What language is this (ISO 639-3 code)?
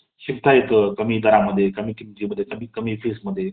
mar